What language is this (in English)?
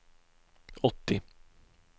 Swedish